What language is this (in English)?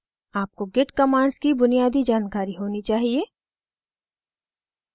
Hindi